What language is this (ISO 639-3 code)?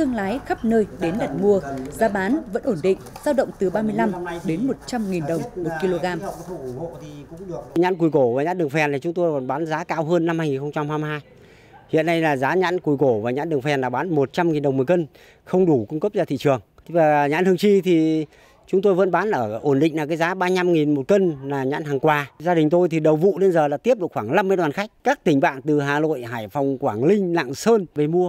vie